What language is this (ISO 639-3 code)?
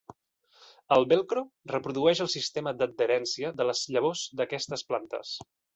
cat